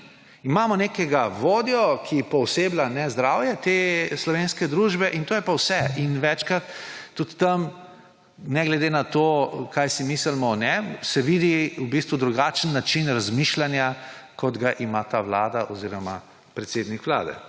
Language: Slovenian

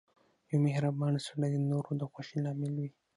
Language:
Pashto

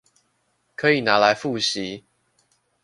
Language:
Chinese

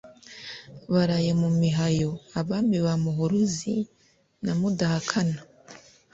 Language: Kinyarwanda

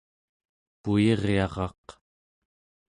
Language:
Central Yupik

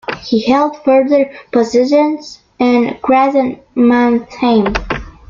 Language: English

